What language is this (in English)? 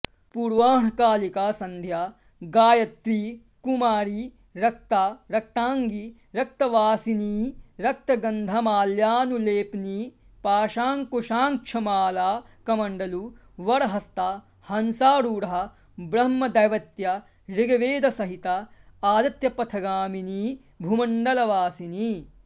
Sanskrit